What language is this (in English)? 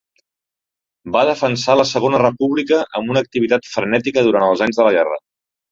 Catalan